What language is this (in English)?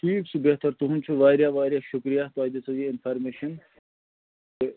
Kashmiri